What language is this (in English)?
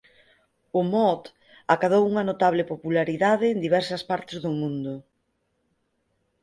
Galician